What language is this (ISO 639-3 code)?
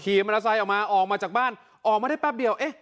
tha